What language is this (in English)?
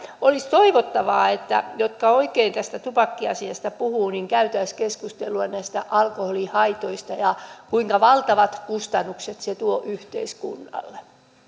Finnish